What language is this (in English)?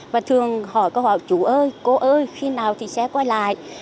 Vietnamese